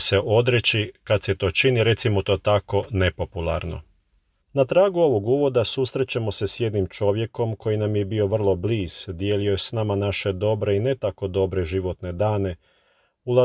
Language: Croatian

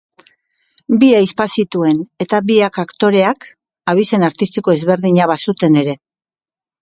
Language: Basque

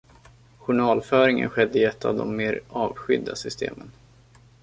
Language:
Swedish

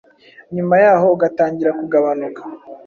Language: Kinyarwanda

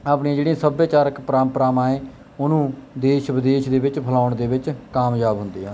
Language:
Punjabi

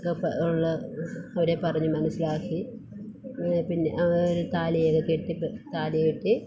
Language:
Malayalam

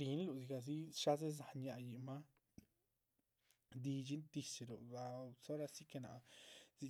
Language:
Chichicapan Zapotec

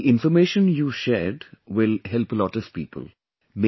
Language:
English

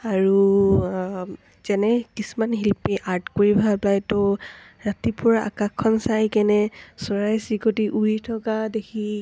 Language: Assamese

